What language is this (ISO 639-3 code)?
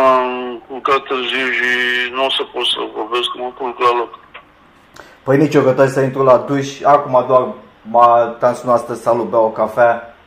ron